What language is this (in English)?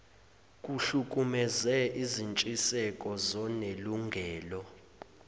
Zulu